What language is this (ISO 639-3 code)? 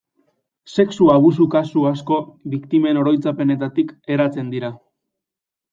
eus